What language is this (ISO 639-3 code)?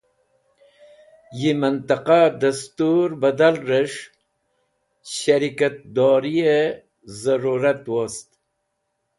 wbl